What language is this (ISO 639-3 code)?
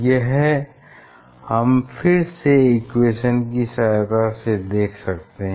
hin